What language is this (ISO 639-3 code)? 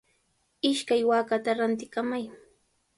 qws